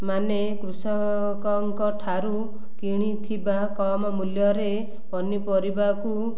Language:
Odia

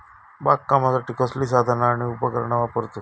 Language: Marathi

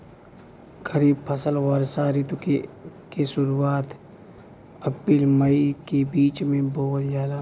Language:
Bhojpuri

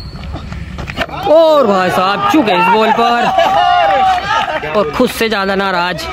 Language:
Hindi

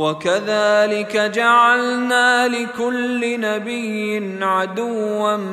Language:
Arabic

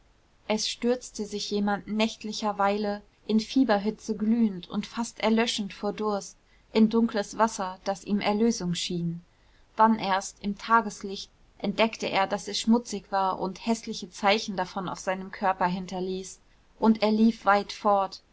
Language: German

